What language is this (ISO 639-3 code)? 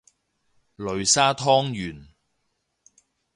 yue